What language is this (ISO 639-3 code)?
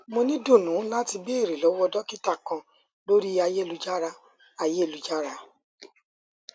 yor